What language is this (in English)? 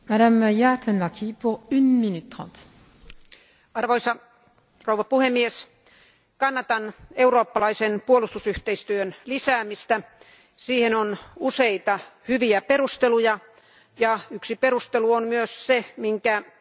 Finnish